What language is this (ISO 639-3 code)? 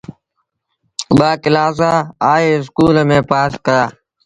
sbn